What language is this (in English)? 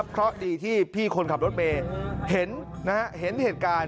Thai